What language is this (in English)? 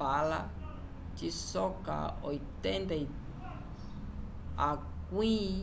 Umbundu